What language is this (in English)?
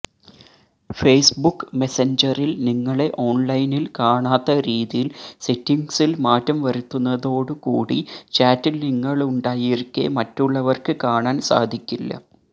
Malayalam